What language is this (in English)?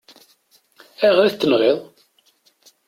Kabyle